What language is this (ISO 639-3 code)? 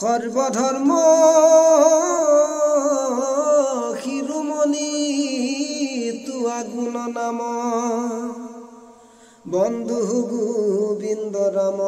ara